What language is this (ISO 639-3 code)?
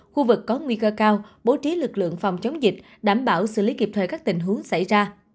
vie